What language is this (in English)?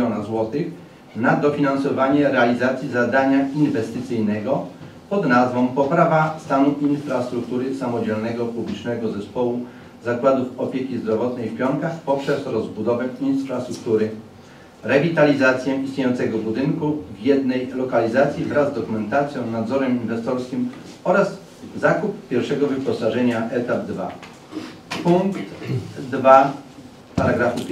Polish